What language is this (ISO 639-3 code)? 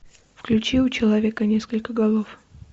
rus